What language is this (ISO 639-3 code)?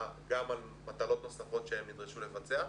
heb